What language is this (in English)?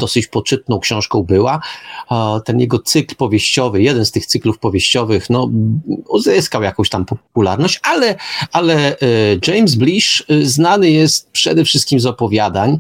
Polish